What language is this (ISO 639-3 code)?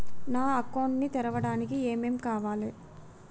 tel